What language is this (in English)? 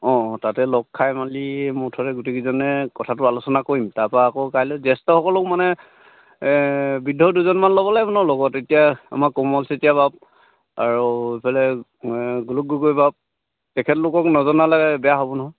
Assamese